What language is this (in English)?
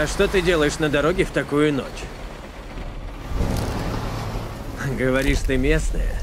Russian